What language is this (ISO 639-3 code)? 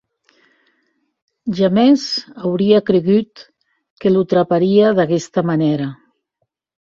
oci